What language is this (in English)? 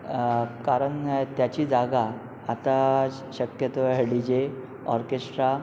Marathi